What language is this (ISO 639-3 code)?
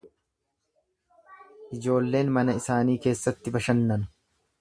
orm